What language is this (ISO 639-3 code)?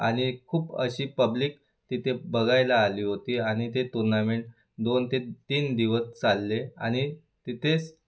mar